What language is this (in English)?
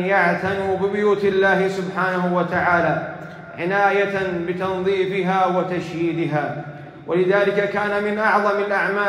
Arabic